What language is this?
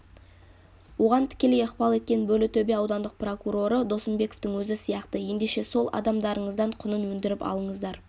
Kazakh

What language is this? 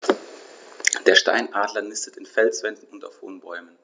German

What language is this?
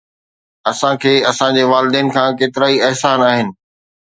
Sindhi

